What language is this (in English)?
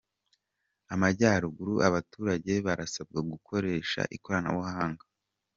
Kinyarwanda